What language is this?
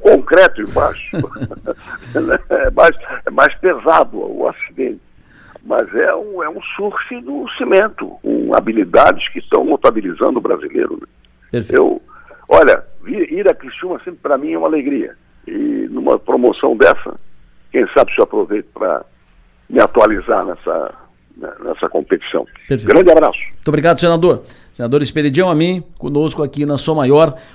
Portuguese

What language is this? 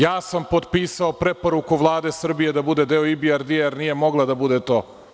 Serbian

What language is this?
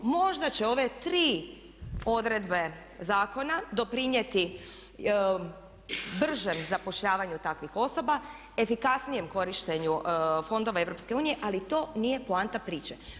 Croatian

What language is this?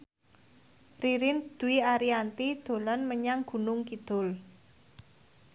Javanese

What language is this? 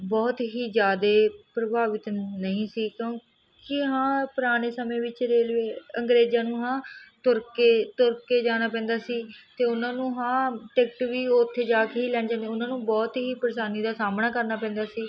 Punjabi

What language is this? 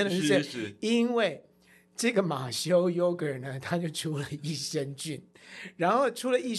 Chinese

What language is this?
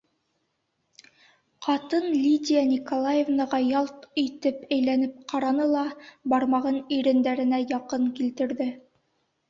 Bashkir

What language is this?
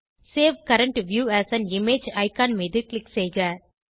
Tamil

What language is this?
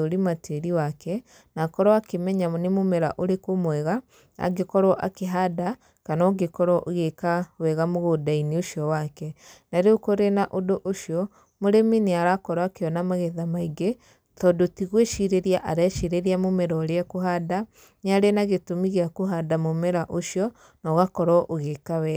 Kikuyu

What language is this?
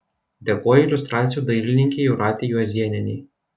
Lithuanian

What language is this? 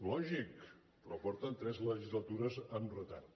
Catalan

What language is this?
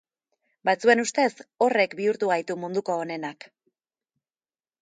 Basque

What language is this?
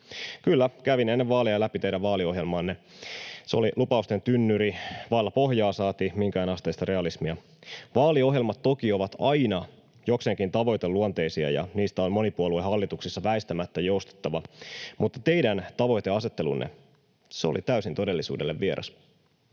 Finnish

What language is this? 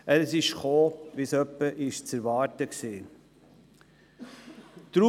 Swiss German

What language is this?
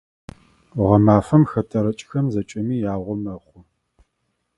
Adyghe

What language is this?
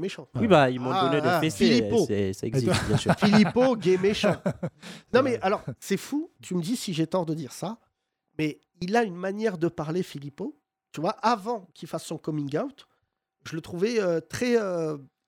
French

